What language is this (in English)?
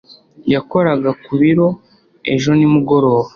Kinyarwanda